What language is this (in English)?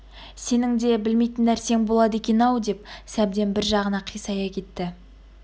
Kazakh